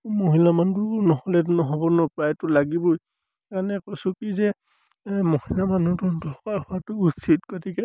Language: Assamese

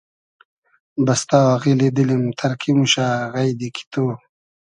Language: Hazaragi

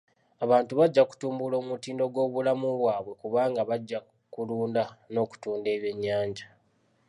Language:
Ganda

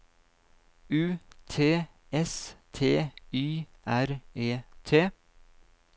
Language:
Norwegian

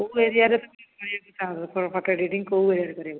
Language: Odia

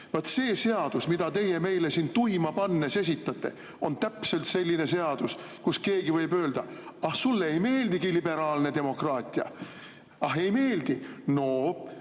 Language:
Estonian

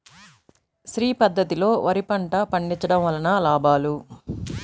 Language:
Telugu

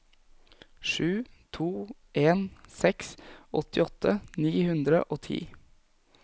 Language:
Norwegian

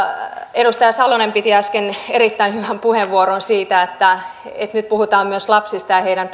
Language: Finnish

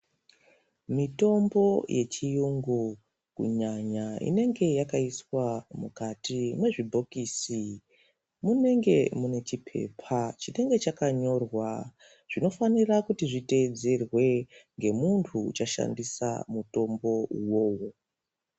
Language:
Ndau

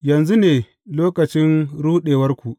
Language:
Hausa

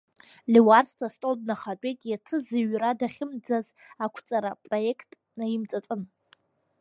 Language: Abkhazian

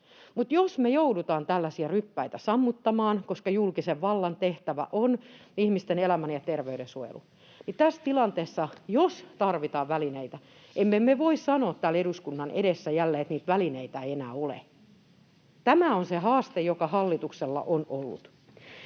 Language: Finnish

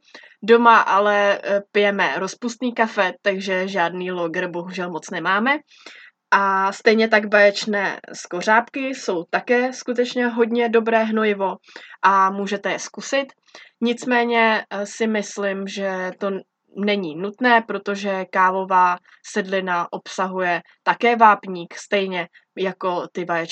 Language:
Czech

